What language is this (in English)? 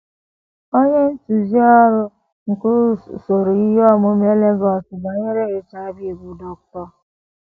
Igbo